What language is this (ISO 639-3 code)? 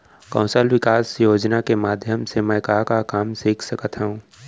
hne